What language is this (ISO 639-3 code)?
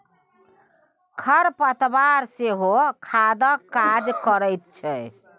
mai